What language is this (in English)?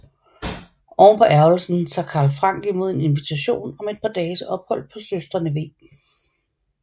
Danish